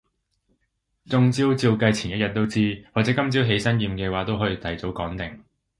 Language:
Cantonese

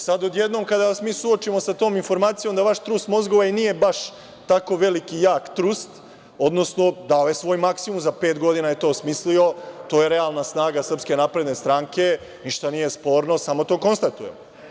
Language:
Serbian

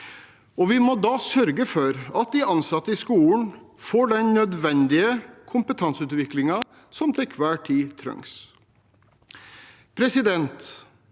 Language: Norwegian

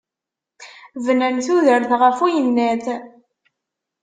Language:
Kabyle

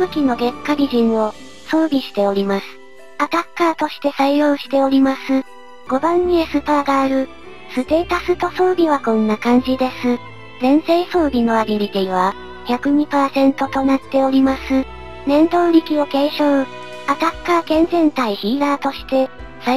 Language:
Japanese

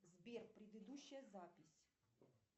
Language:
Russian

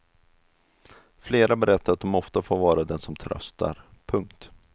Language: Swedish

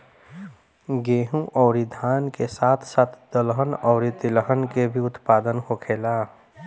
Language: Bhojpuri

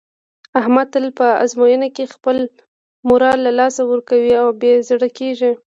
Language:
Pashto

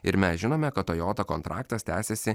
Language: Lithuanian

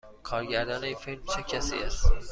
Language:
Persian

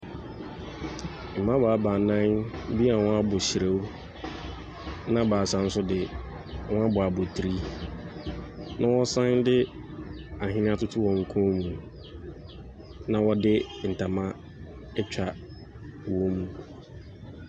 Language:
Akan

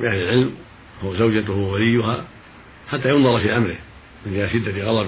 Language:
Arabic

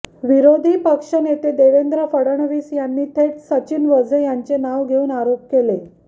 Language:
Marathi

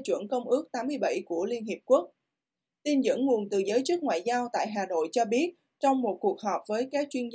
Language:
Vietnamese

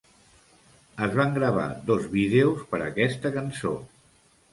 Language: Catalan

